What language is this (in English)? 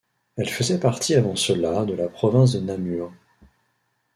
French